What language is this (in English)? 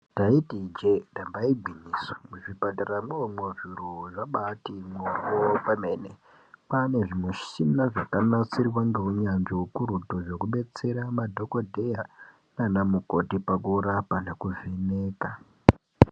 Ndau